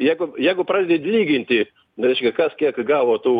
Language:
Lithuanian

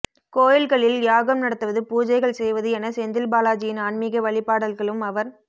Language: Tamil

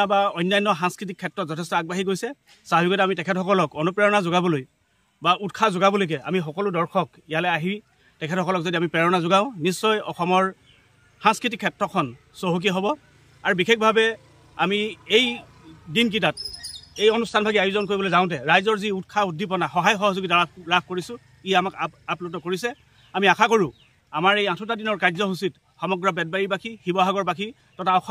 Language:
Bangla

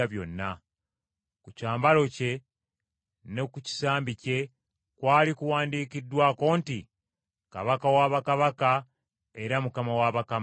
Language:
Ganda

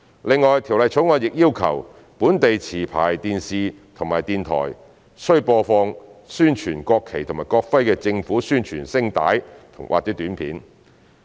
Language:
Cantonese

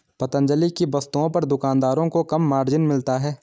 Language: Hindi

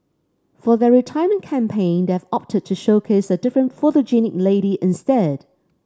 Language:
English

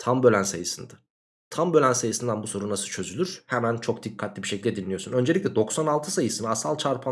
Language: Turkish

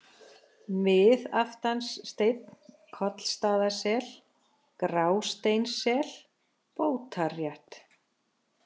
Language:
Icelandic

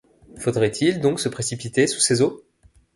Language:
French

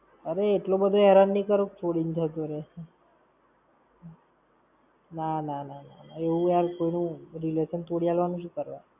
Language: Gujarati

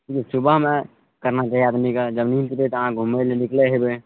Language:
Maithili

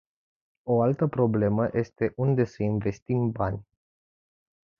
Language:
Romanian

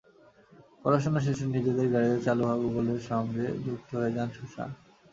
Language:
Bangla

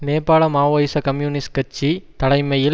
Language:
Tamil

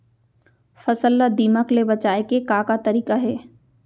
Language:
Chhattisgarhi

